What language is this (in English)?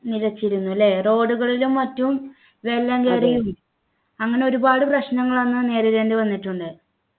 Malayalam